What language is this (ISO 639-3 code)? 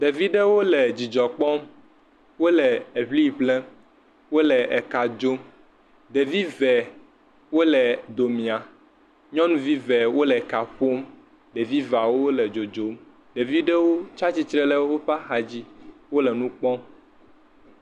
ewe